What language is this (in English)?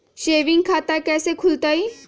Magahi